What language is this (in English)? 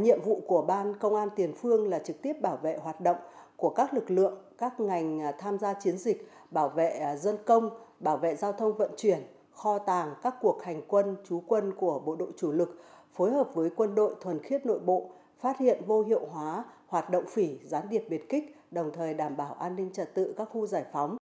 Vietnamese